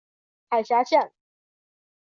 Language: Chinese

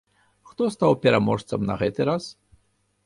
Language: Belarusian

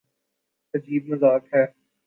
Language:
Urdu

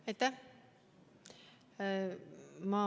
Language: Estonian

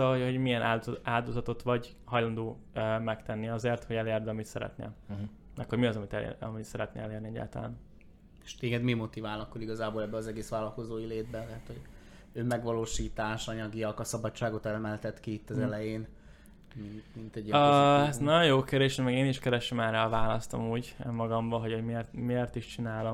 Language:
Hungarian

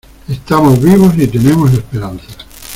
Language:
Spanish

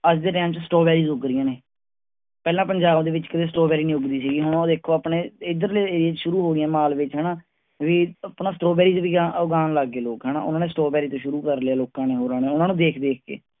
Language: Punjabi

